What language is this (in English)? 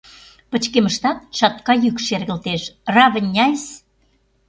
Mari